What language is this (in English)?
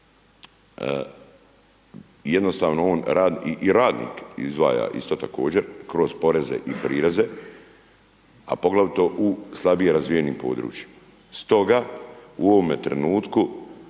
Croatian